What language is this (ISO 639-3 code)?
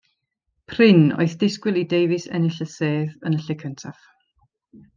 cym